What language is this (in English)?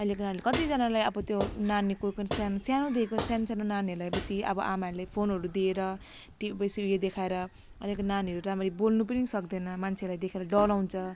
Nepali